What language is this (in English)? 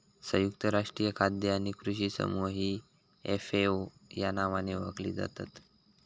Marathi